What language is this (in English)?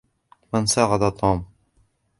Arabic